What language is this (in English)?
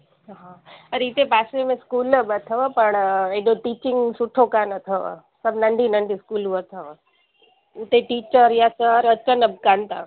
Sindhi